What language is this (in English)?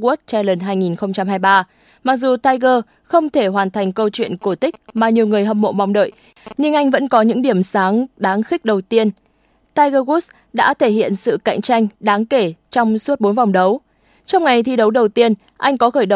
Vietnamese